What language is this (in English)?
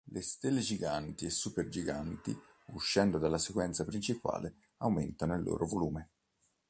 Italian